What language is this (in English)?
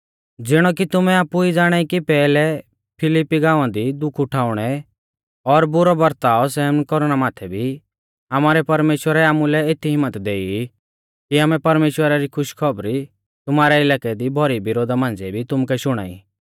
Mahasu Pahari